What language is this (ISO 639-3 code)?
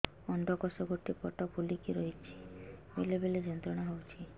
ori